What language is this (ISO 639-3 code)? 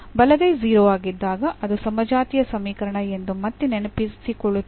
kan